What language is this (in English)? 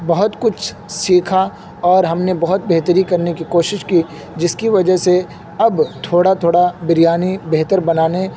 Urdu